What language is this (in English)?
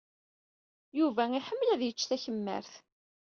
Kabyle